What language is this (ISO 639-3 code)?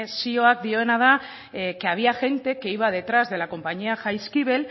eus